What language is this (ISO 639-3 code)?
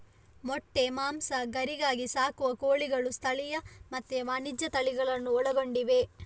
kan